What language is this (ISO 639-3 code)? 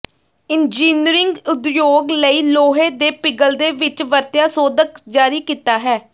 pan